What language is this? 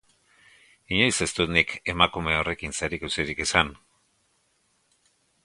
Basque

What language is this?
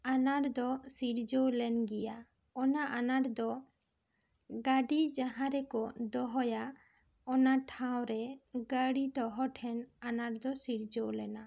Santali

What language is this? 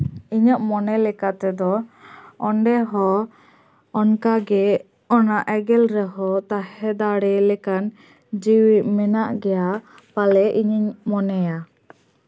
Santali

